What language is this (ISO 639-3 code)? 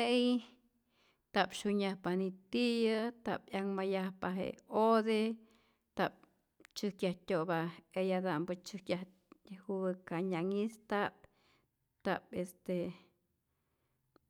zor